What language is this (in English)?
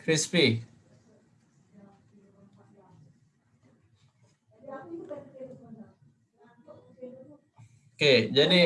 Indonesian